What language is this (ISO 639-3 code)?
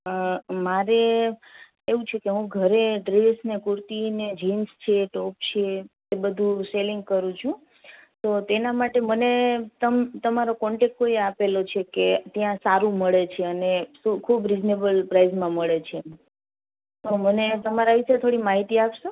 guj